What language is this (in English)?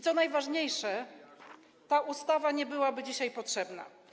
Polish